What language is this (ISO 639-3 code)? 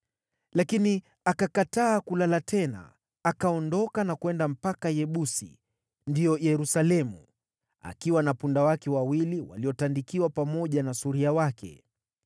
swa